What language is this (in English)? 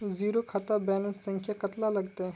Magahi